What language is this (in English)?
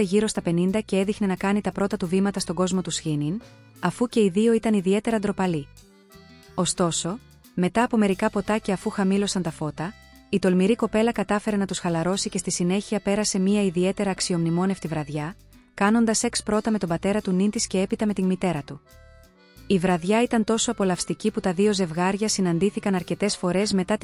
Greek